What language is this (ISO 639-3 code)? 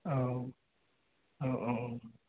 brx